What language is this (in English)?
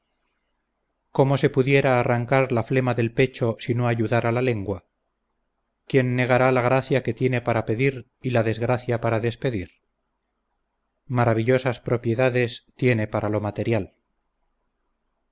Spanish